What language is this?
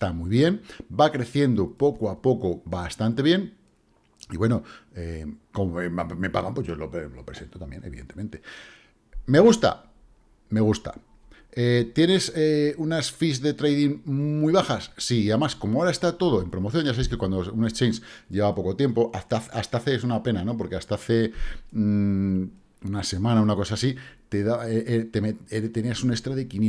Spanish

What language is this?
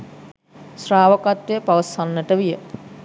Sinhala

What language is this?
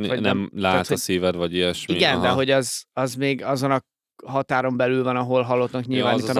Hungarian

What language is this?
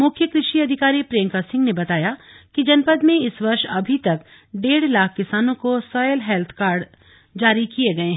Hindi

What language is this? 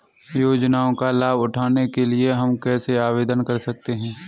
Hindi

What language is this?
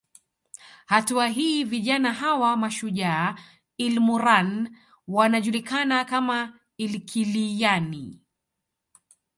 Swahili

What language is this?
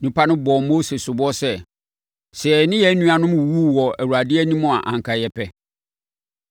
Akan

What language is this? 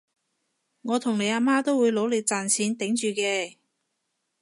Cantonese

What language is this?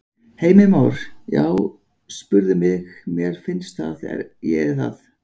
Icelandic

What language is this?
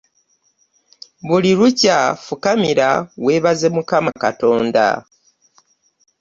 Ganda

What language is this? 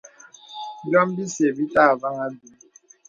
Bebele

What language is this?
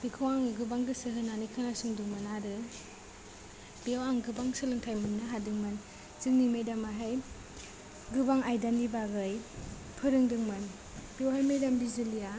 Bodo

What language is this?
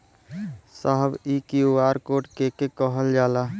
Bhojpuri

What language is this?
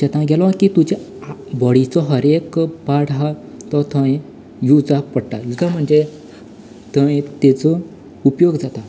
Konkani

